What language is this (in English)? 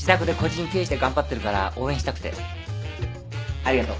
Japanese